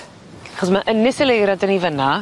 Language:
Welsh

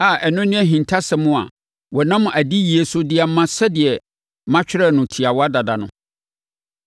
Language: Akan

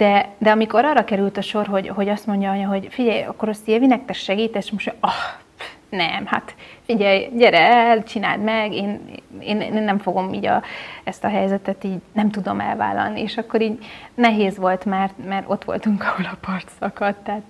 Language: Hungarian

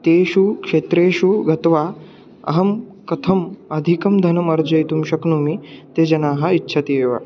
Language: Sanskrit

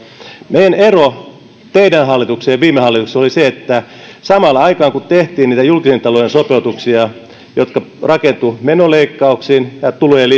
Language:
Finnish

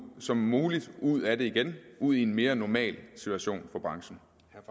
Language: Danish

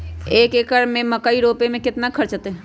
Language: Magahi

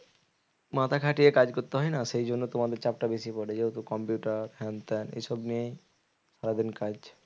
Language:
Bangla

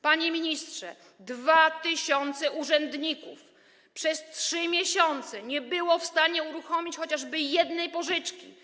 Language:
Polish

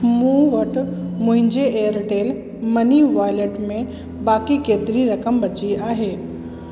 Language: Sindhi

